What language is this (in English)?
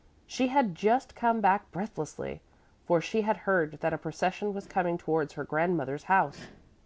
English